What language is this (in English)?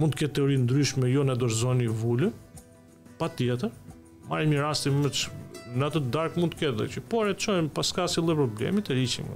Romanian